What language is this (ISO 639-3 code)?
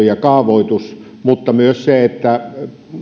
fin